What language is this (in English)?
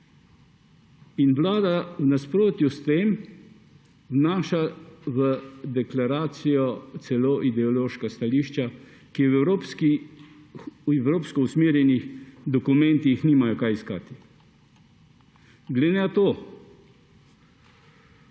Slovenian